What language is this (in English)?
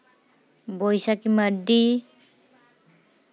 Santali